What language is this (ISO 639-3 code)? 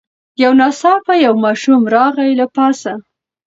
pus